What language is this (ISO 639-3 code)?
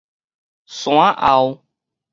nan